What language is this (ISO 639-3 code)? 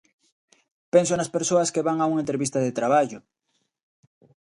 glg